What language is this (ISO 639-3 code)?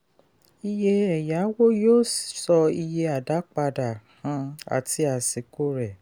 yor